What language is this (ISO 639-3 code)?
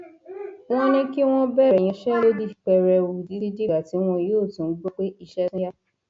yor